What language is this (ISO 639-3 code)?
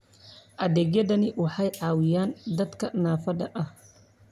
som